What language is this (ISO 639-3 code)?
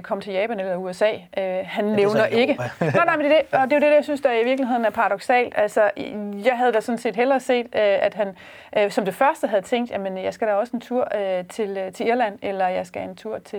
dan